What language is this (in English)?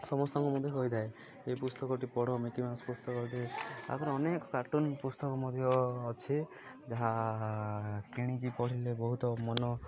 Odia